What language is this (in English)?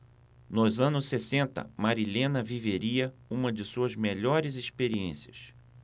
Portuguese